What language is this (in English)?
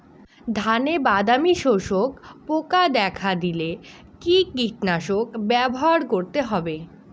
Bangla